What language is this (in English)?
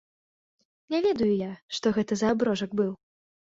Belarusian